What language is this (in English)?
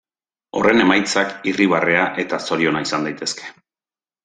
Basque